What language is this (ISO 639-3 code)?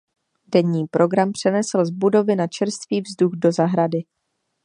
ces